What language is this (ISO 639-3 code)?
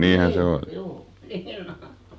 fin